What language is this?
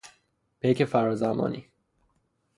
Persian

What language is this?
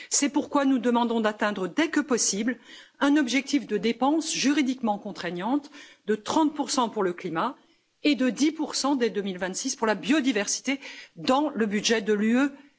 French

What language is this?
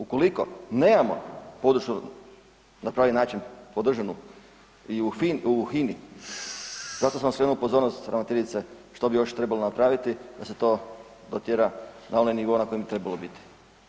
Croatian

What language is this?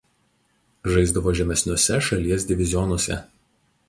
Lithuanian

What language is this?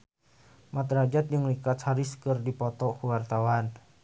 Sundanese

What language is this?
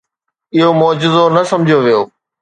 Sindhi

